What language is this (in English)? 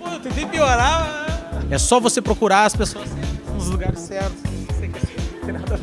Portuguese